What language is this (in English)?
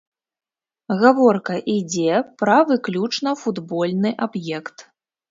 Belarusian